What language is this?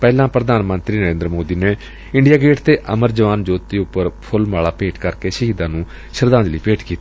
Punjabi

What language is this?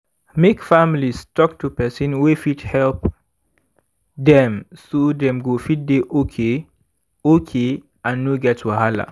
Nigerian Pidgin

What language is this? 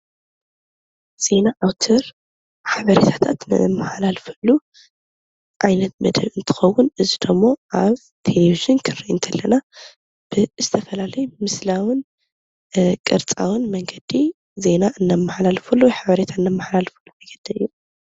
Tigrinya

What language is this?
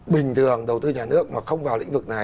Vietnamese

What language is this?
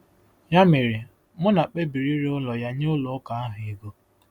Igbo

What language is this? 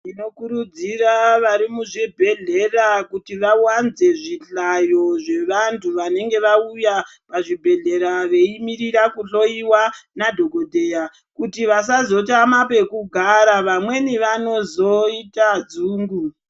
Ndau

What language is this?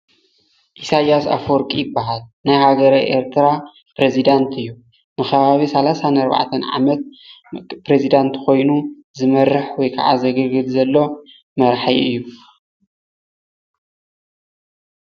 Tigrinya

